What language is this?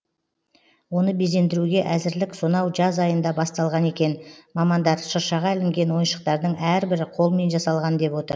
Kazakh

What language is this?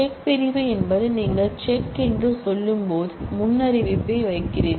Tamil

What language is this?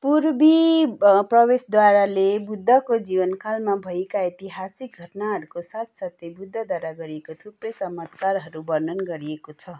Nepali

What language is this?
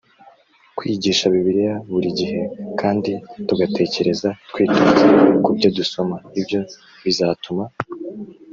Kinyarwanda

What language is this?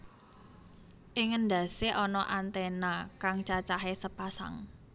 Javanese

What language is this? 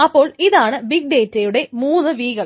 Malayalam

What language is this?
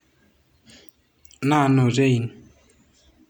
Masai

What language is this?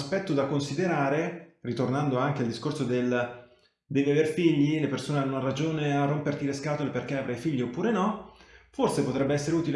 Italian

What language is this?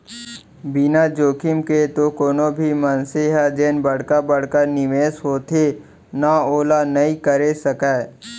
Chhattisgarhi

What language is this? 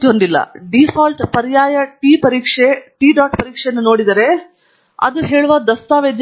Kannada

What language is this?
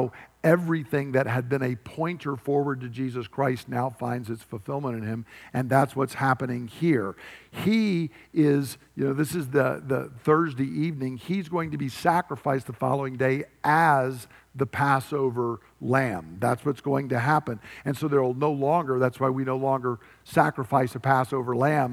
English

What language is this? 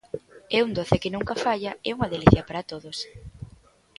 Galician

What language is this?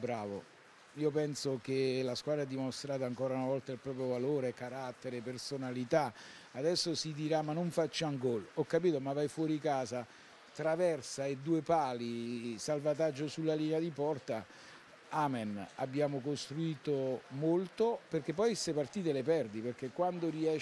Italian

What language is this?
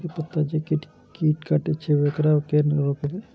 Maithili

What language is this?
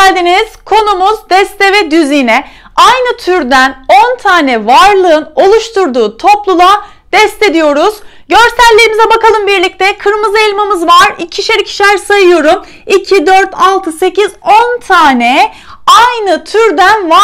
Turkish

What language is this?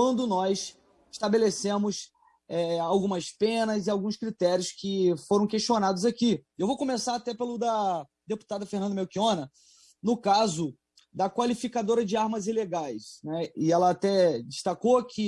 Portuguese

